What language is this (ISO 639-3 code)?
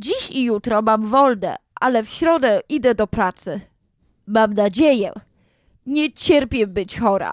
pol